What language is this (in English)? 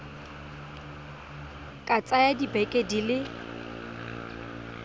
Tswana